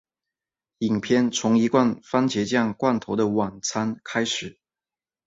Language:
Chinese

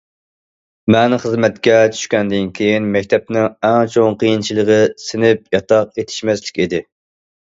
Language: Uyghur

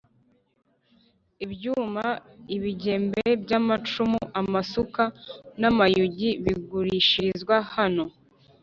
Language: Kinyarwanda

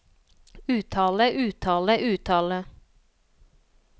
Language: Norwegian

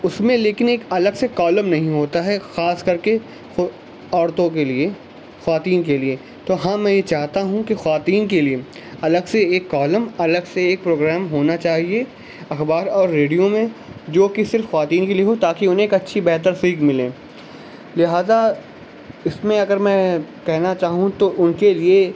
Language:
Urdu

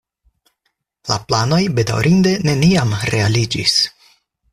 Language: Esperanto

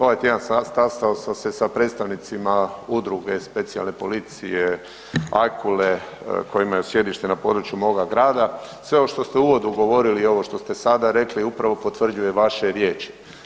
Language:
Croatian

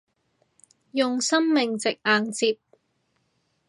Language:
Cantonese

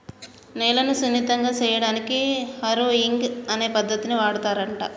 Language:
Telugu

